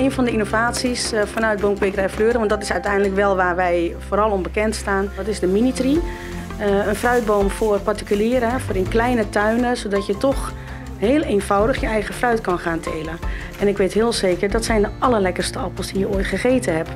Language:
Dutch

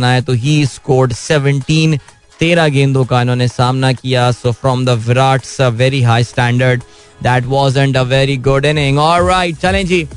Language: Hindi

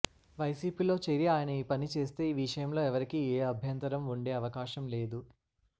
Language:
Telugu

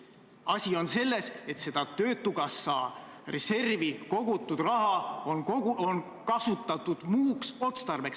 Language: Estonian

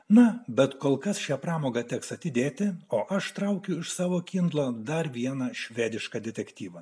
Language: Lithuanian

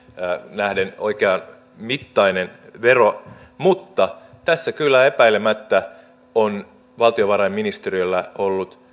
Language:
Finnish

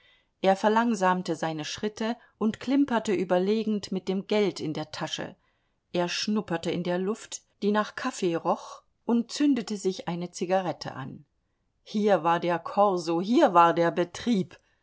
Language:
German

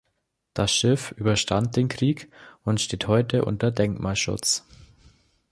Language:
German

